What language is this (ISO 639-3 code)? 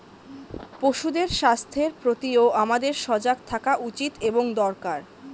ben